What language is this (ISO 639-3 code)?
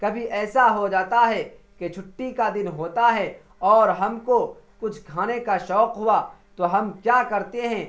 urd